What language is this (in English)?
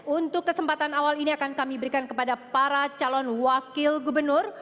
Indonesian